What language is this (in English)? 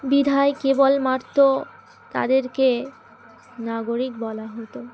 Bangla